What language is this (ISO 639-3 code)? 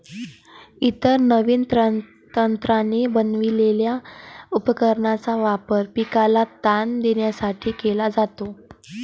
mar